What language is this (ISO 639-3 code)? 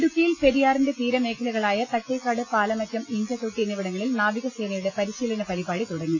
mal